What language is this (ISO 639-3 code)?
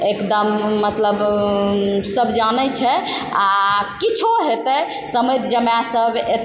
mai